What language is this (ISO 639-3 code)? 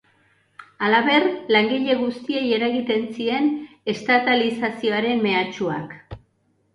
eus